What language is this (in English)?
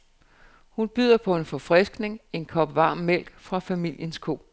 Danish